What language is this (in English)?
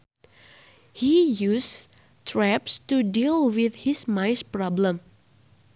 Sundanese